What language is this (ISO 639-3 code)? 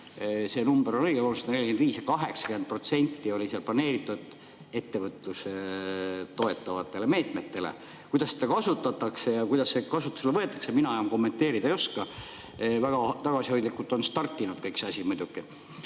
est